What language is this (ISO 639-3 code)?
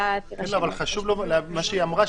heb